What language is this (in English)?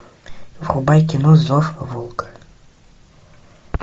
Russian